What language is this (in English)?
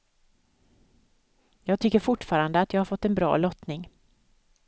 Swedish